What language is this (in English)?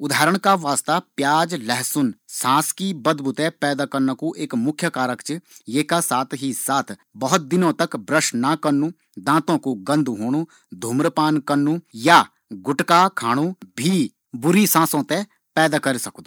Garhwali